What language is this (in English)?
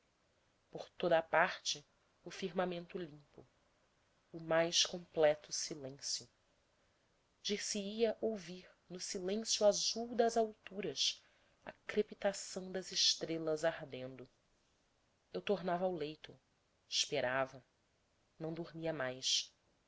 Portuguese